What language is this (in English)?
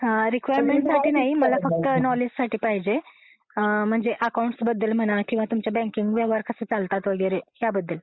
Marathi